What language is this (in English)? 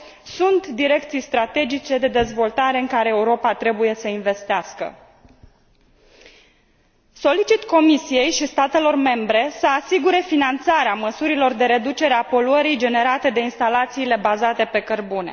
Romanian